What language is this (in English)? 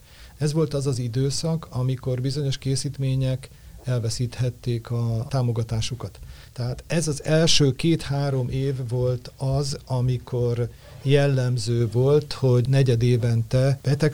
Hungarian